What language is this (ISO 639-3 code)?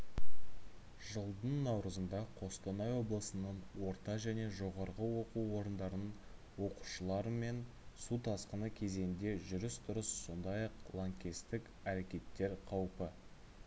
kaz